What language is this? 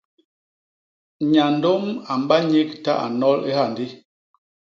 Basaa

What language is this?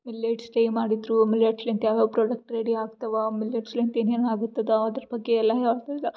Kannada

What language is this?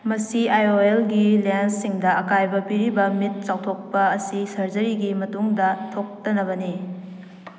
Manipuri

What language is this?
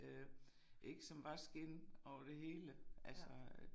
Danish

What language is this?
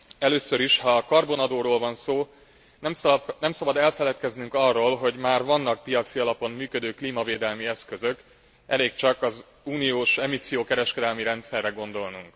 Hungarian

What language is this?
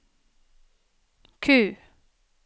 Norwegian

